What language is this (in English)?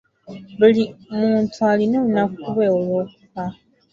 Ganda